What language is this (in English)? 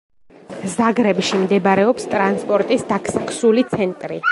Georgian